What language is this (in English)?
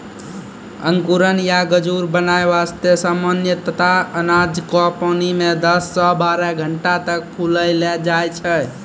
Maithili